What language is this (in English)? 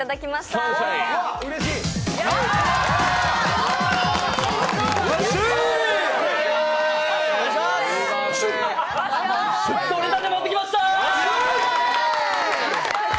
Japanese